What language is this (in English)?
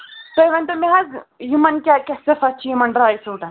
Kashmiri